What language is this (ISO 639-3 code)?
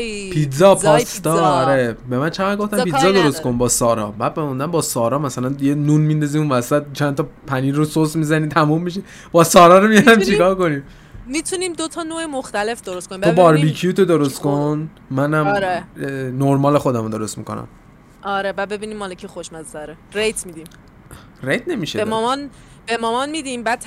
fas